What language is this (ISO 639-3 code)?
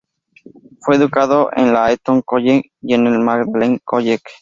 spa